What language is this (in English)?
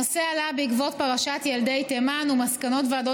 Hebrew